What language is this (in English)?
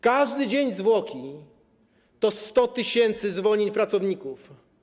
Polish